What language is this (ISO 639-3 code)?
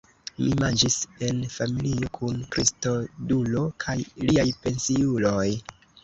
epo